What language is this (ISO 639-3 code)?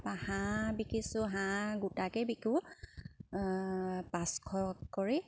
asm